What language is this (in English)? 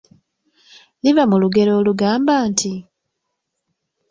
Ganda